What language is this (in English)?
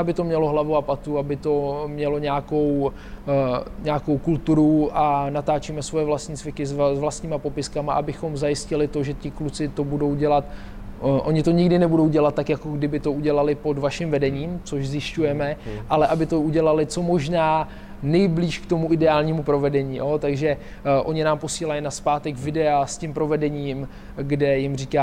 Czech